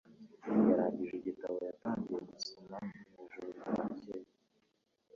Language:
Kinyarwanda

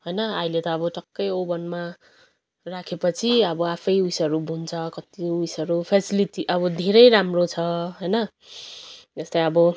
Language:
Nepali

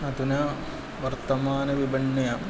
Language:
Sanskrit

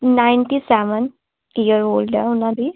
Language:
Punjabi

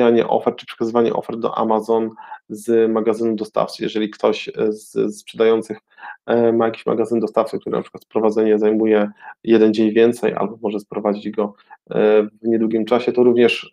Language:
Polish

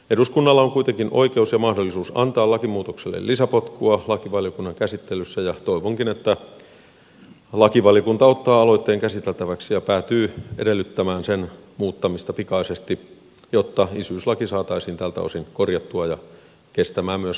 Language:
Finnish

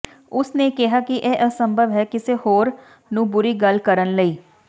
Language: Punjabi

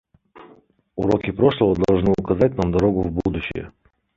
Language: Russian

